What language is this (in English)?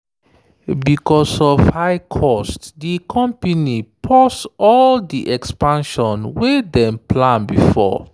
Nigerian Pidgin